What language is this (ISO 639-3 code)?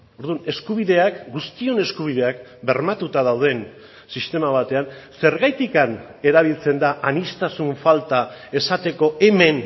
eus